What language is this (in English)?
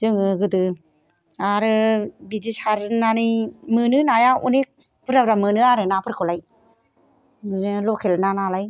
Bodo